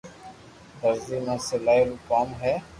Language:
Loarki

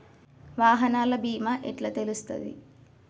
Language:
Telugu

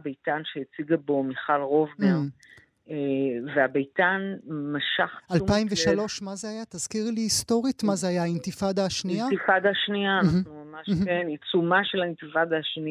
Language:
Hebrew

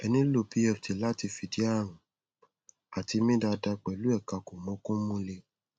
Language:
Yoruba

